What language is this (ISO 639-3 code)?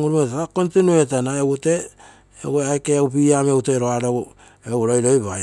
buo